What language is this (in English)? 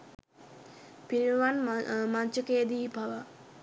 Sinhala